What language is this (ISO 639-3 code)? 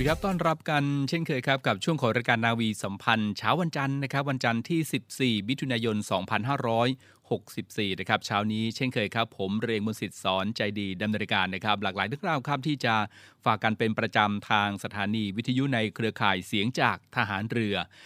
tha